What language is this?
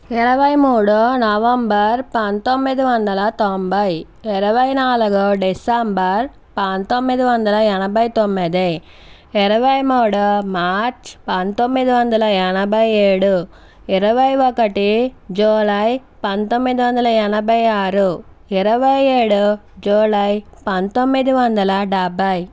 Telugu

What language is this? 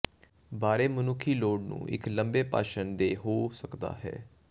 Punjabi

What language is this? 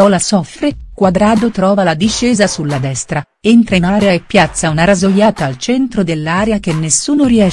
Italian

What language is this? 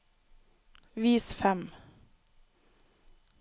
Norwegian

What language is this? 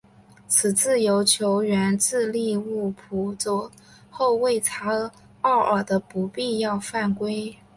Chinese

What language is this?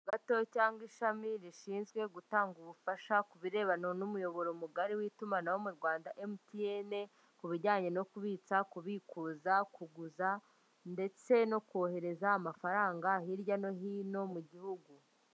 Kinyarwanda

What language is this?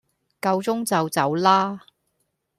Cantonese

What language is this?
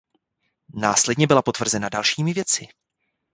Czech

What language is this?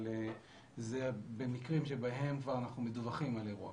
Hebrew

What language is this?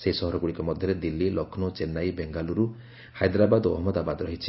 Odia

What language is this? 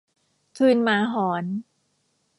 Thai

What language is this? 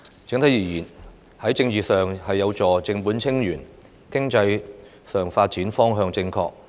Cantonese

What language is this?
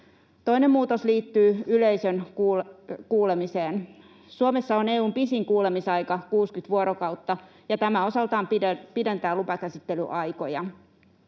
Finnish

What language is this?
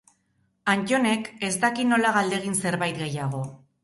Basque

